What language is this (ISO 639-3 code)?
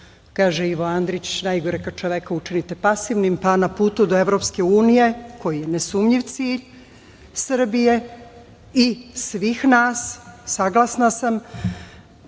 srp